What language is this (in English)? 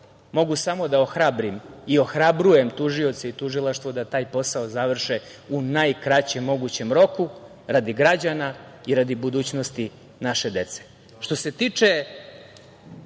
Serbian